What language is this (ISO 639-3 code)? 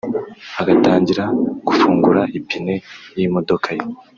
kin